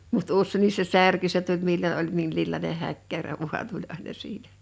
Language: Finnish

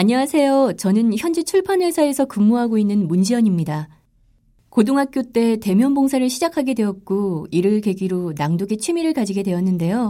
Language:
Korean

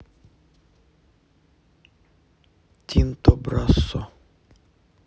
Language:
Russian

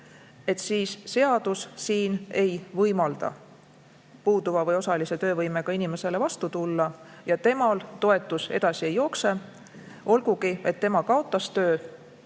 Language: Estonian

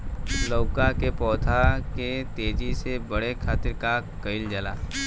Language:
Bhojpuri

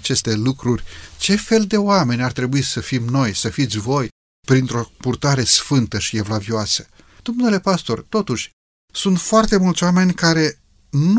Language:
Romanian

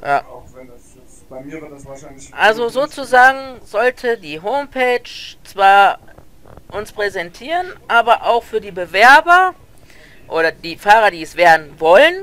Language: German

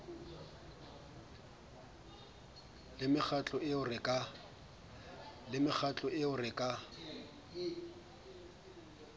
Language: Southern Sotho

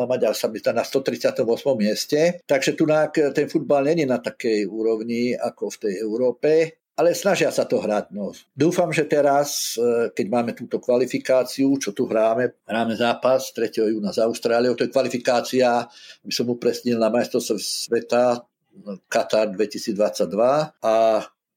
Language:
Slovak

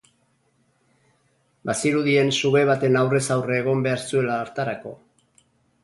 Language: Basque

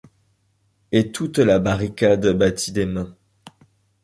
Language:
French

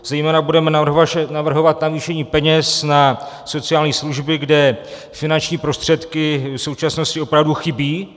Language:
Czech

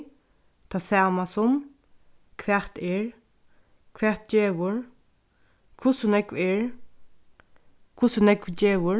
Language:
Faroese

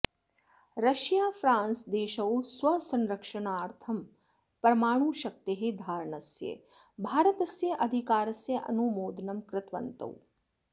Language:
Sanskrit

